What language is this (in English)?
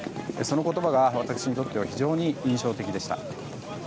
Japanese